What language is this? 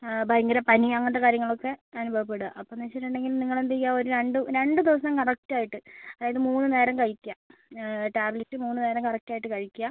Malayalam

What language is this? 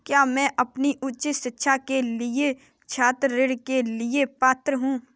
Hindi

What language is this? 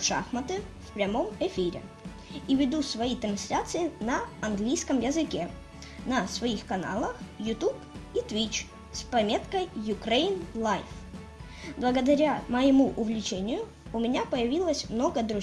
Russian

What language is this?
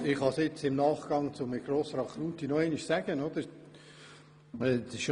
Swiss German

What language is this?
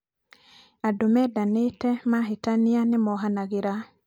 Kikuyu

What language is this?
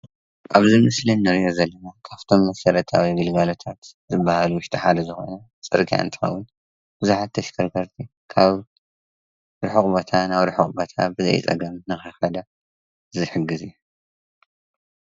Tigrinya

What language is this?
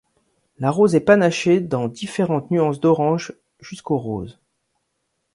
French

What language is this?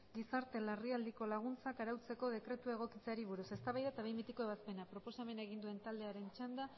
Basque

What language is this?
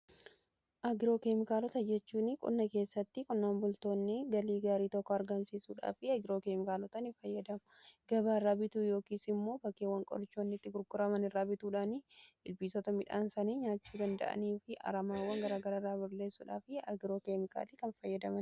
Oromo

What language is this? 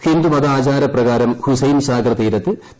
Malayalam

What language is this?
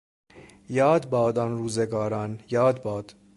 Persian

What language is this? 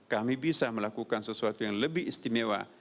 Indonesian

